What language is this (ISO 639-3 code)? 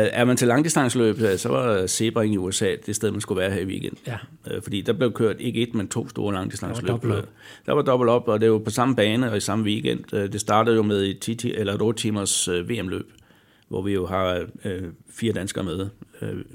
dan